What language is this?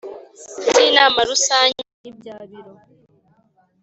Kinyarwanda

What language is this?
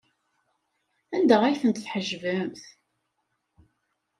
Kabyle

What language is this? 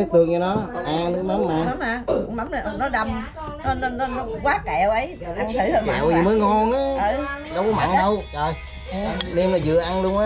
Vietnamese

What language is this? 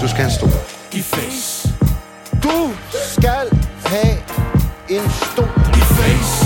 Danish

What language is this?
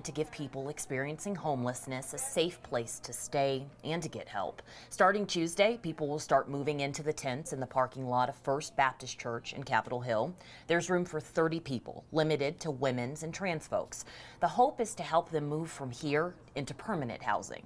English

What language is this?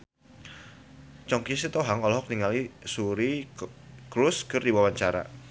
Sundanese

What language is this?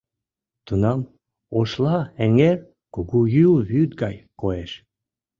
Mari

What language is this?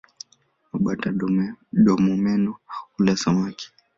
Swahili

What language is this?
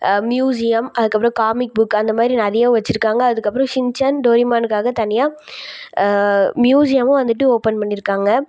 Tamil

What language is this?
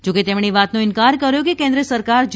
Gujarati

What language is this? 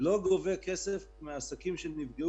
Hebrew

